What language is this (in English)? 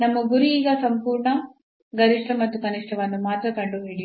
Kannada